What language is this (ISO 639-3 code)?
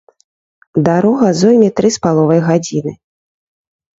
bel